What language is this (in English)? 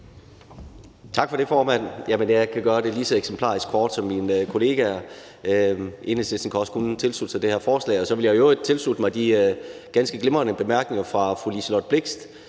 Danish